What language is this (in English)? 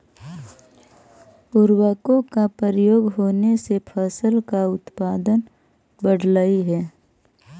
Magahi